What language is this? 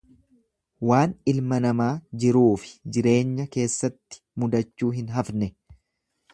Oromo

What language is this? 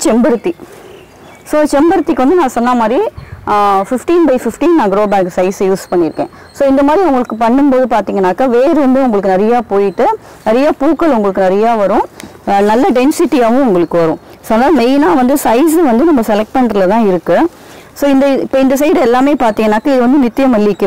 Hindi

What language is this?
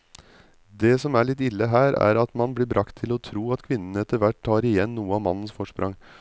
Norwegian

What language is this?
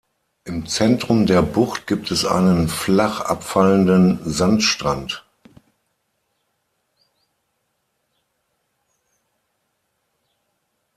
German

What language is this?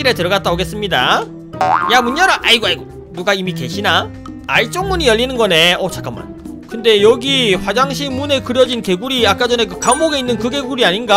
Korean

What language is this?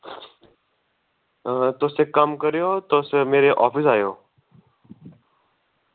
Dogri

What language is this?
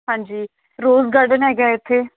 Punjabi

